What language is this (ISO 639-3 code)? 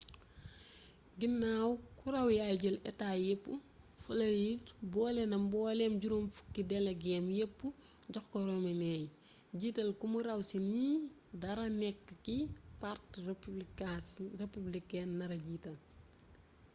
wol